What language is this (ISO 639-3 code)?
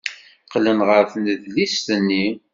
kab